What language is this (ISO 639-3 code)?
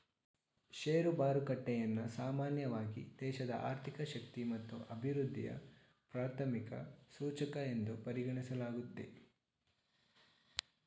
kan